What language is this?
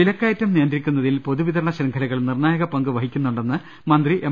Malayalam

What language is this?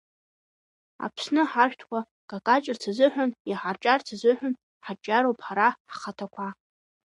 Abkhazian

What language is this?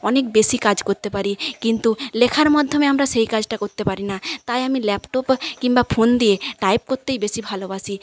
Bangla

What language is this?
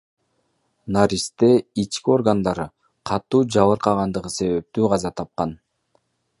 Kyrgyz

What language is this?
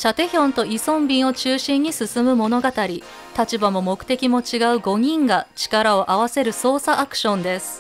Japanese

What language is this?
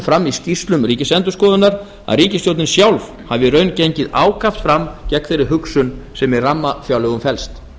Icelandic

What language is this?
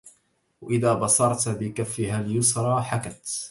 Arabic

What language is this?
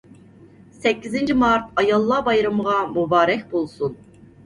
Uyghur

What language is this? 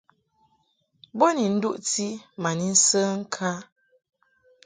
Mungaka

